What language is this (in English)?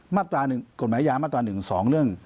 Thai